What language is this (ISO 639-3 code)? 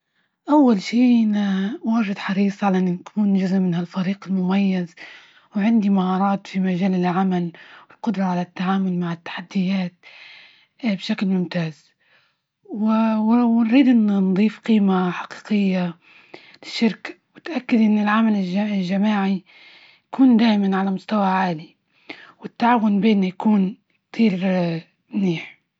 ayl